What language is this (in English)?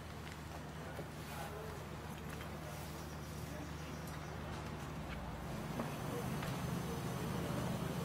Indonesian